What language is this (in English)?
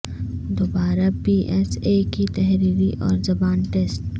Urdu